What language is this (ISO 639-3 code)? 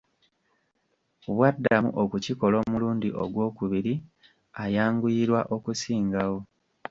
lug